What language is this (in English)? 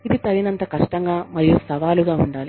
Telugu